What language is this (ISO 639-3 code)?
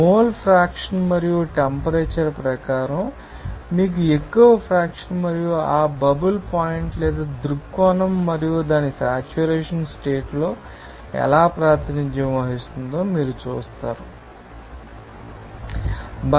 tel